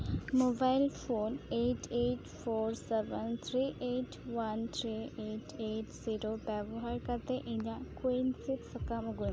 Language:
Santali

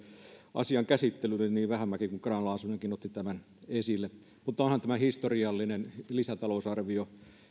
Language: Finnish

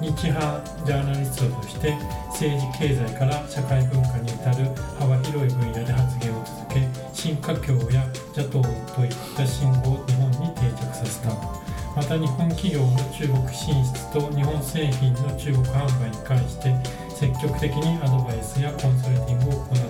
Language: Japanese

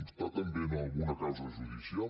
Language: Catalan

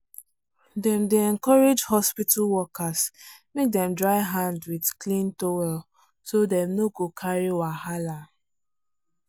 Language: Nigerian Pidgin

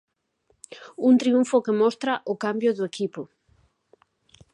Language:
Galician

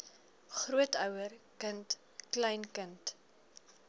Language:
Afrikaans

